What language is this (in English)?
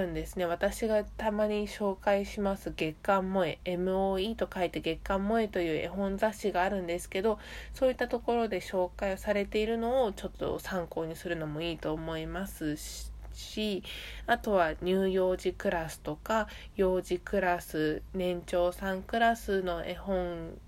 Japanese